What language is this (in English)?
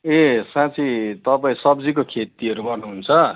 Nepali